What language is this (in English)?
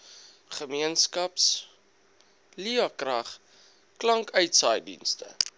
Afrikaans